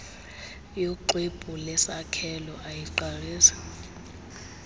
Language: Xhosa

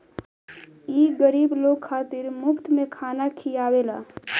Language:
Bhojpuri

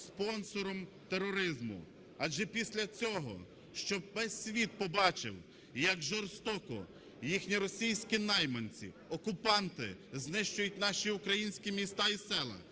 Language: Ukrainian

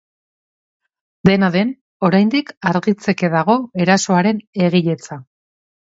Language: Basque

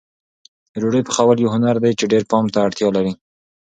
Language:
Pashto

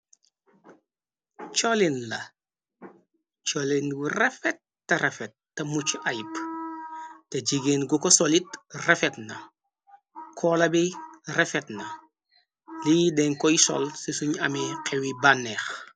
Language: Wolof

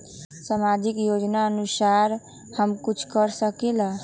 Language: Magahi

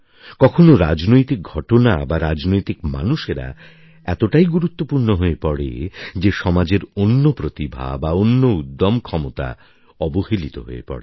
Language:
Bangla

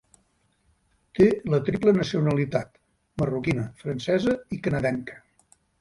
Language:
Catalan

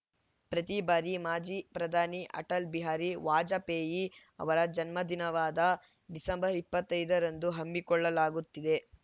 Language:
Kannada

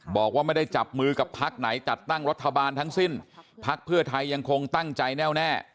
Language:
Thai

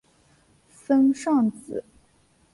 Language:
Chinese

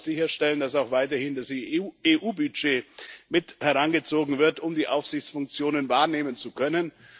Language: German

